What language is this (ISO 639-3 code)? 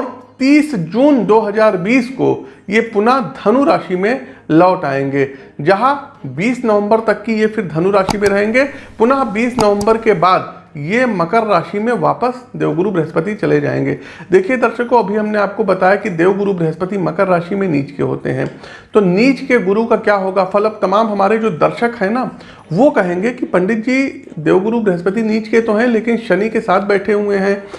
hin